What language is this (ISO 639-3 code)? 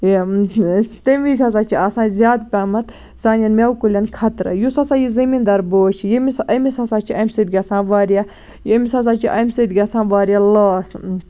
kas